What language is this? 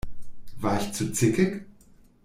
German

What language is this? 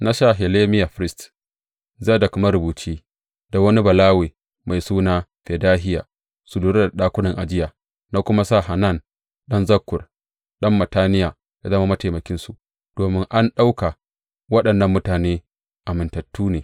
Hausa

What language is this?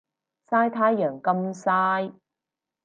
Cantonese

